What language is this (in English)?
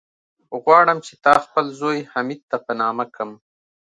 Pashto